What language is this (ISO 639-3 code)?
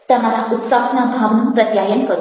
guj